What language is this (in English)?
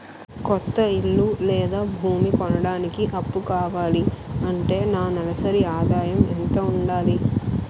Telugu